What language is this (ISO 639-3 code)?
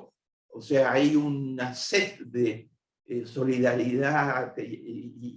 spa